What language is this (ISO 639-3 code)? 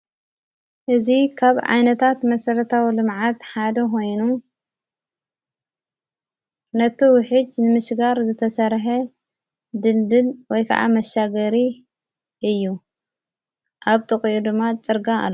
tir